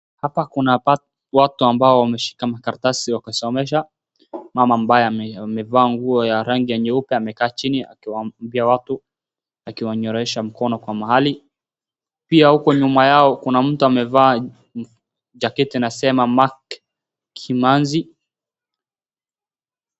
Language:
Swahili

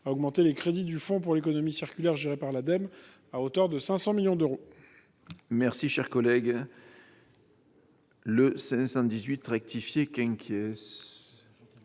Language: French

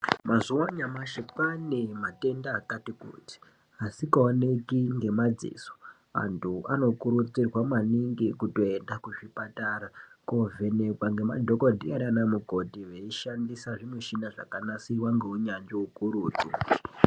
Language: Ndau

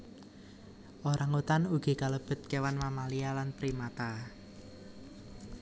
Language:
Javanese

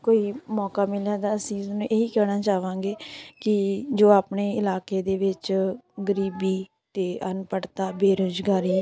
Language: Punjabi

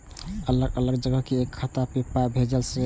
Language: Maithili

